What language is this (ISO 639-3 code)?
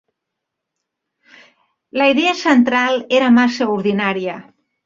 cat